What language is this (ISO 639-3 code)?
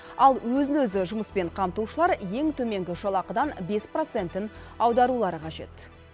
kaz